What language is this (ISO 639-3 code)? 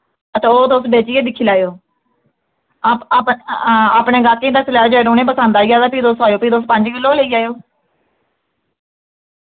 doi